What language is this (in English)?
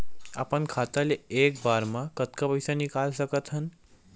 Chhattisgarhi